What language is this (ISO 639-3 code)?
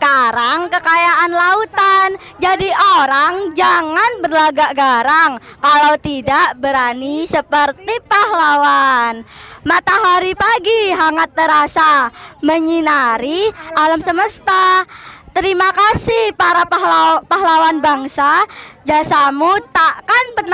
ind